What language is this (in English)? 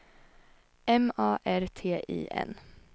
Swedish